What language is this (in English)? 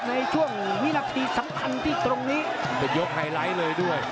Thai